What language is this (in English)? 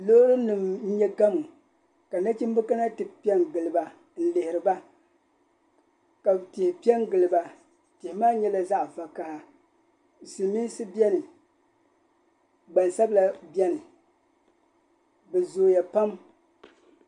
Dagbani